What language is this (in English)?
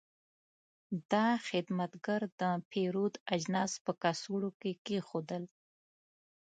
Pashto